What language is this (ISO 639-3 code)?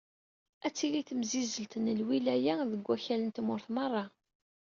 kab